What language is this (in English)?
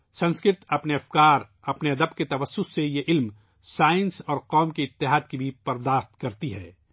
Urdu